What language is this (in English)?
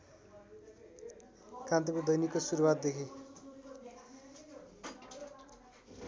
Nepali